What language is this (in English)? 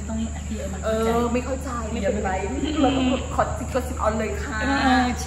Indonesian